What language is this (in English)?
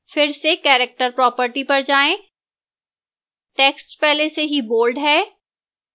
Hindi